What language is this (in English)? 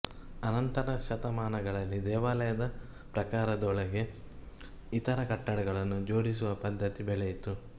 Kannada